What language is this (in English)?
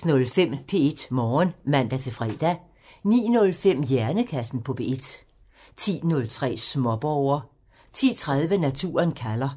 Danish